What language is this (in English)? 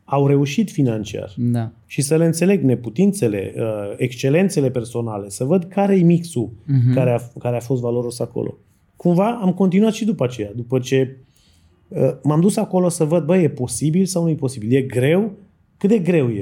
Romanian